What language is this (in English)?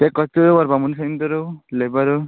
Konkani